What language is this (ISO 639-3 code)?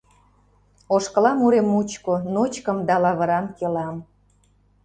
chm